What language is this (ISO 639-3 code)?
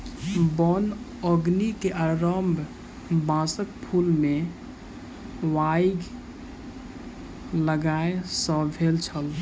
mai